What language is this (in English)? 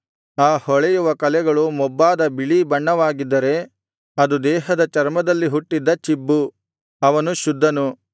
Kannada